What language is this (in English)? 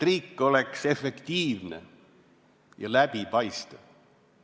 Estonian